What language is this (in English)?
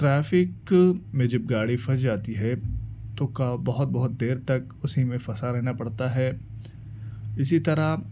Urdu